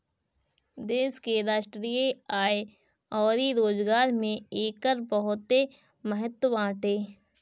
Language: Bhojpuri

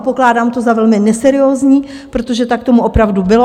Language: Czech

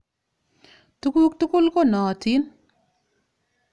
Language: Kalenjin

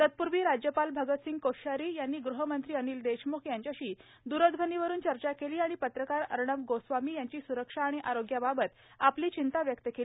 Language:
Marathi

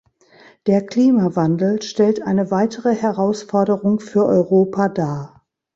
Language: German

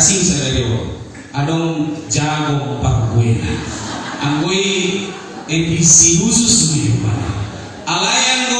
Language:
Indonesian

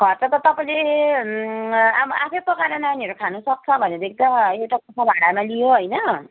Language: Nepali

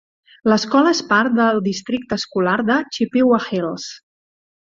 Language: Catalan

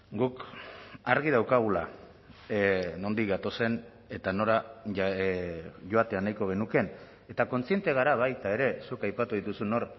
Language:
Basque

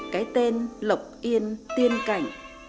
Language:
Vietnamese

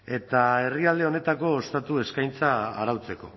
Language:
Basque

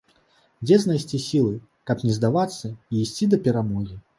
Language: Belarusian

